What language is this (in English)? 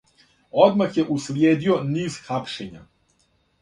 Serbian